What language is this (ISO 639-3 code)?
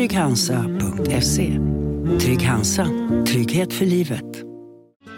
swe